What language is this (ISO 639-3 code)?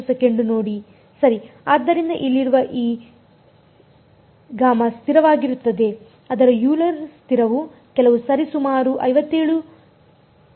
kan